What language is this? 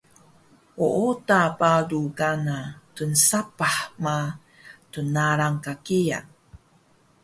Taroko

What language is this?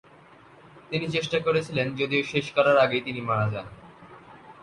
Bangla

